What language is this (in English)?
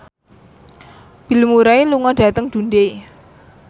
Javanese